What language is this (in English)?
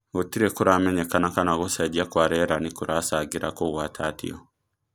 Kikuyu